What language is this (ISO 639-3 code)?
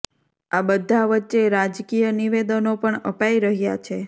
guj